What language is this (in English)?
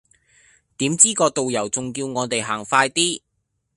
Cantonese